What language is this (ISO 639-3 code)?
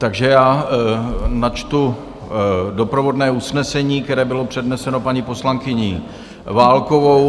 ces